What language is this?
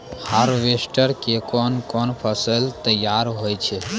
Maithili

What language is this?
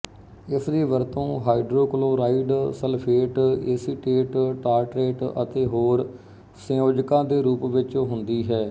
Punjabi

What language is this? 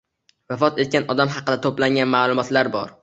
Uzbek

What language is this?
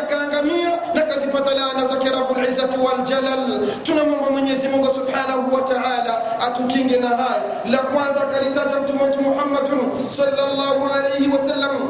Swahili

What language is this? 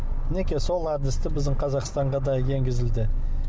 Kazakh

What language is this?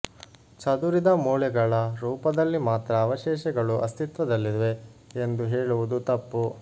Kannada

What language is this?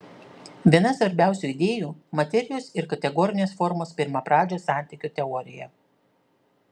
Lithuanian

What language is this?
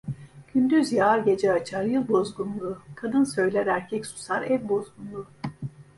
Turkish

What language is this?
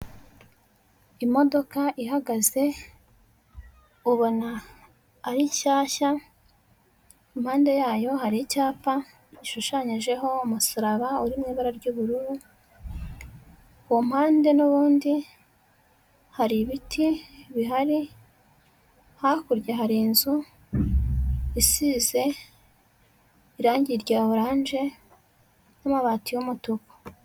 Kinyarwanda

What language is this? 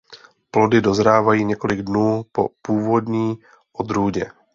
Czech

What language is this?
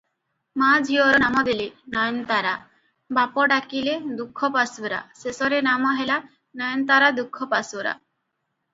Odia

